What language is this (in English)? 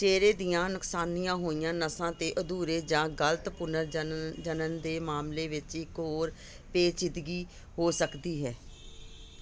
Punjabi